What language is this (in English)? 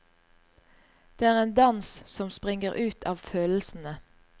Norwegian